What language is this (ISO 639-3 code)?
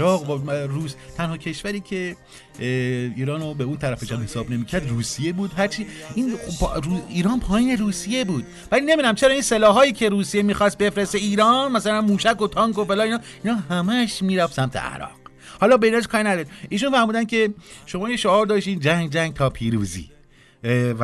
fas